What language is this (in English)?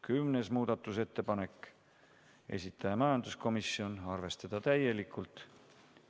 Estonian